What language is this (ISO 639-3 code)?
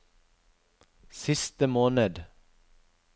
nor